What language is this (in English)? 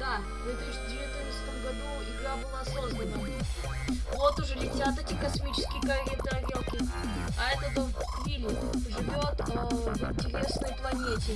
Russian